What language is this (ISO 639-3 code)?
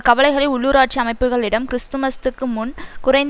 tam